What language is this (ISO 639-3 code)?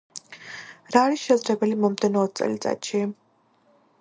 kat